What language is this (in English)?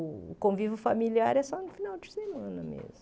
Portuguese